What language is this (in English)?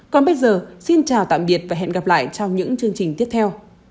Vietnamese